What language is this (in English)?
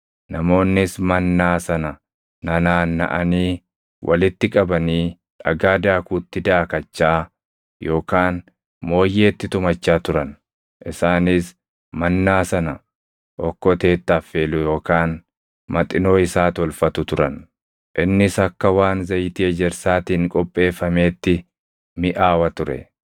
Oromo